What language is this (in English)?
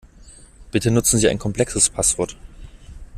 German